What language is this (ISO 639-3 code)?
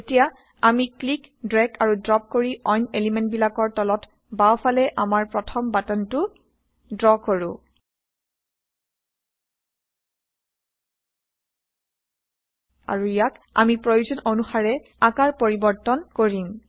asm